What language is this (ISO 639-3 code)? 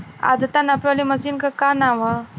bho